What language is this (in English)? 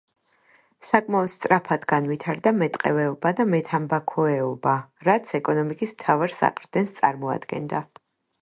Georgian